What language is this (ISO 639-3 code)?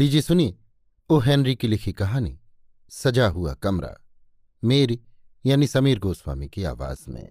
hin